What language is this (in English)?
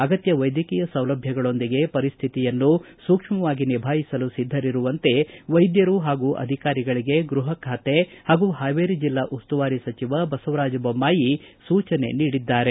Kannada